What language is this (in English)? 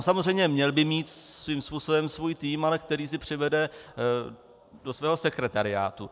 Czech